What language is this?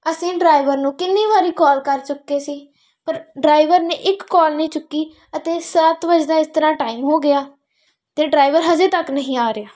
Punjabi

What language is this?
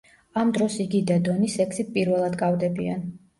Georgian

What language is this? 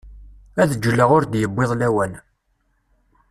Kabyle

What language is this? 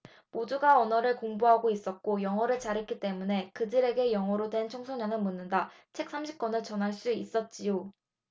Korean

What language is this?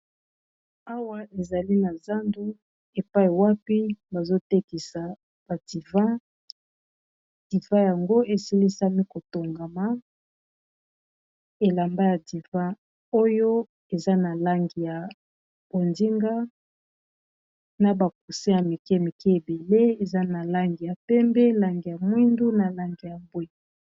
Lingala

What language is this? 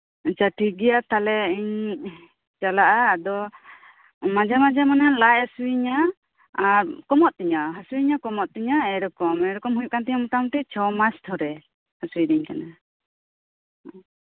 Santali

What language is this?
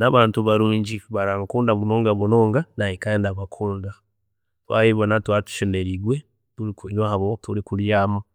Chiga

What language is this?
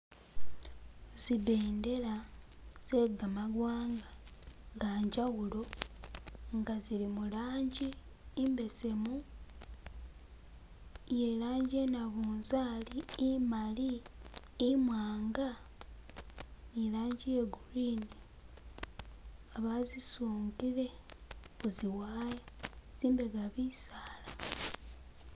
Masaaba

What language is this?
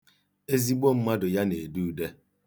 Igbo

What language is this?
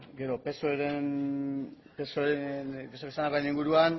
Basque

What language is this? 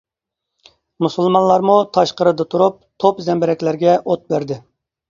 Uyghur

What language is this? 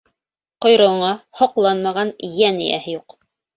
Bashkir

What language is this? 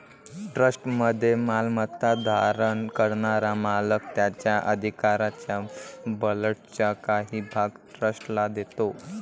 Marathi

